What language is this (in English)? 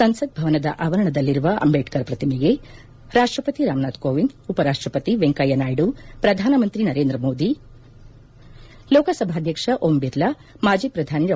Kannada